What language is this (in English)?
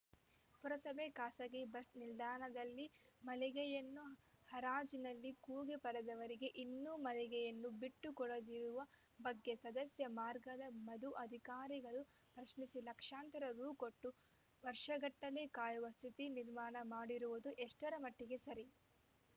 Kannada